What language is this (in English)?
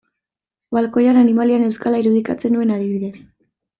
Basque